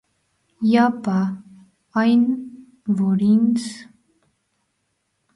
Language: Armenian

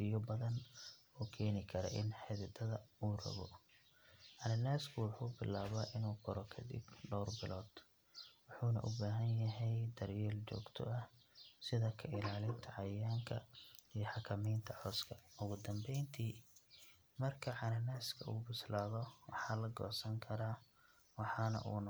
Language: Somali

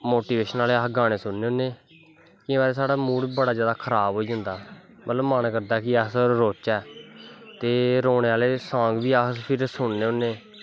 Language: Dogri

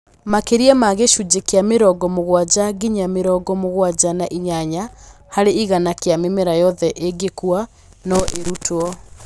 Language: Kikuyu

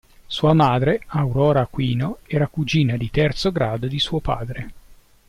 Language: Italian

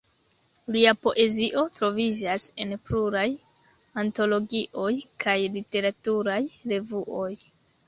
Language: Esperanto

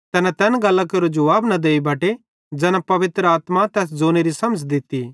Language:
Bhadrawahi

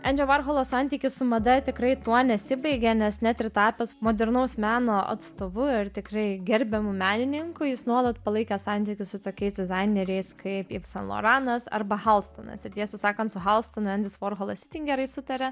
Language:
Lithuanian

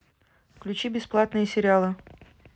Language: Russian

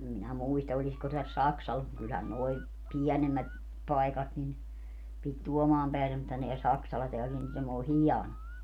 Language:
Finnish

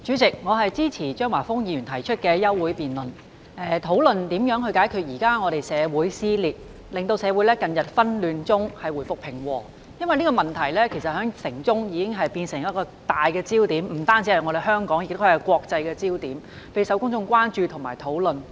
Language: Cantonese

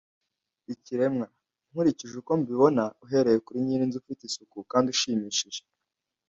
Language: Kinyarwanda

